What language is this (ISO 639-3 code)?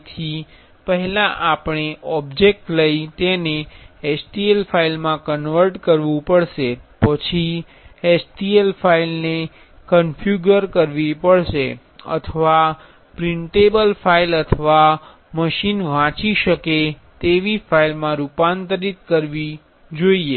guj